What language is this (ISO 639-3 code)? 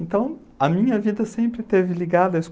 por